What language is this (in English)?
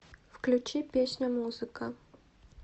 Russian